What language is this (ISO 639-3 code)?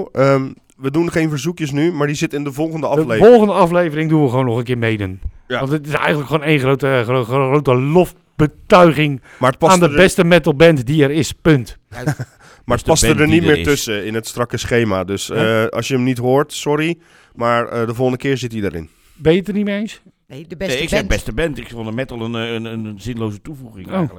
nld